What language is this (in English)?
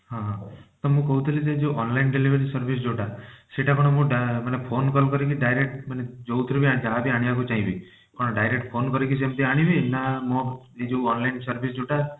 Odia